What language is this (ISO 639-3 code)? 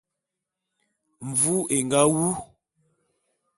bum